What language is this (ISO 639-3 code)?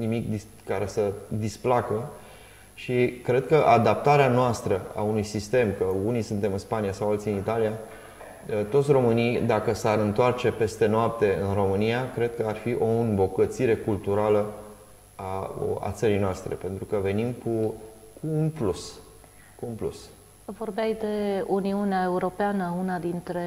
ron